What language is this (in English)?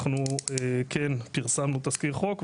Hebrew